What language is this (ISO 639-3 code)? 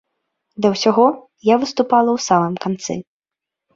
bel